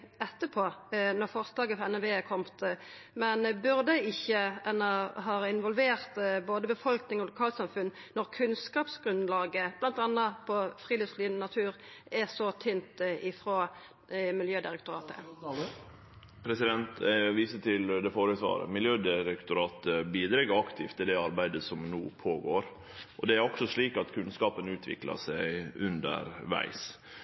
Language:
Norwegian Nynorsk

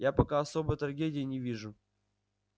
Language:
Russian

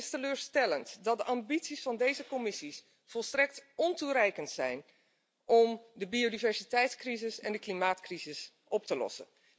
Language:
Dutch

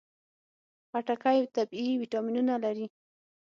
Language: Pashto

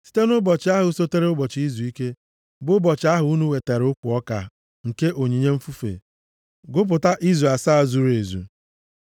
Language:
Igbo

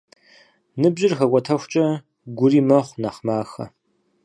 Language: Kabardian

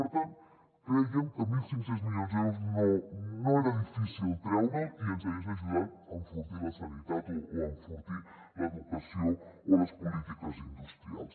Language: Catalan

